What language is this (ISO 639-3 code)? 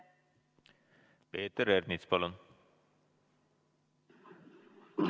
est